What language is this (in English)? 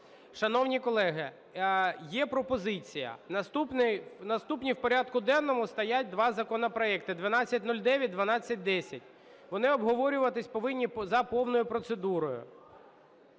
Ukrainian